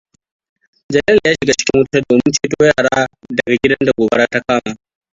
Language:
Hausa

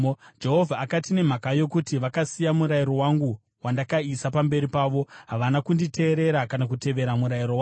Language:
Shona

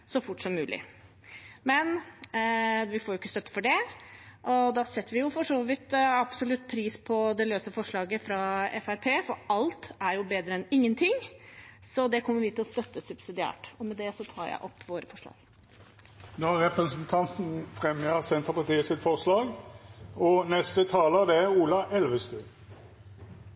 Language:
Norwegian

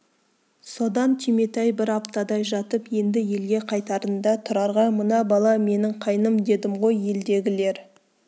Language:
Kazakh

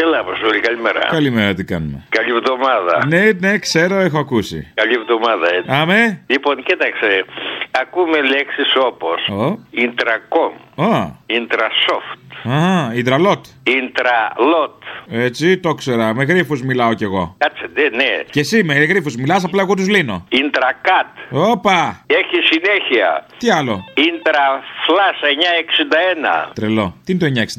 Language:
Greek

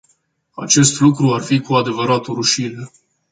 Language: Romanian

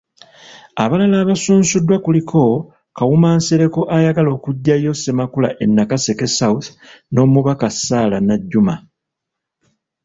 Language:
Ganda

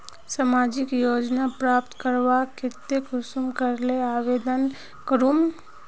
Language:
Magahi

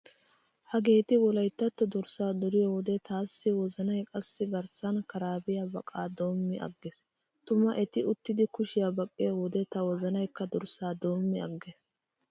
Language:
Wolaytta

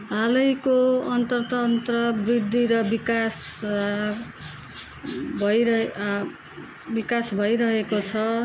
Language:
Nepali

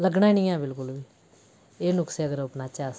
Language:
Dogri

